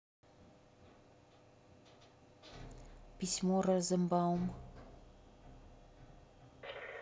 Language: Russian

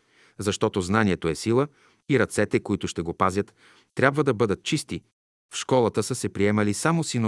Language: Bulgarian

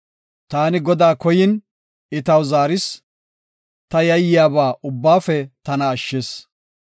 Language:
Gofa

